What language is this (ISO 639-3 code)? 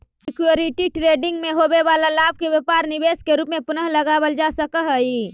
mag